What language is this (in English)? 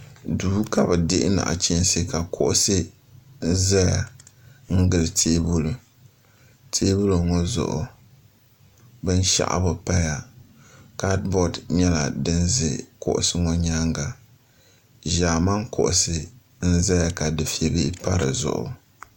Dagbani